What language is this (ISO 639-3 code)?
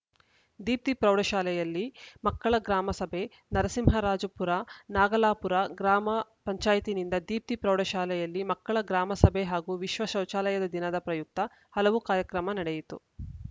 kan